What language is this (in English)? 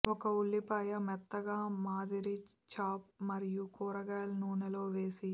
Telugu